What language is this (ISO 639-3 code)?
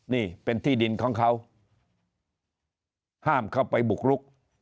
tha